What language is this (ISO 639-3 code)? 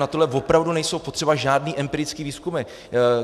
ces